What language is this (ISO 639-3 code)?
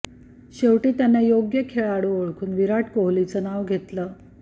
mar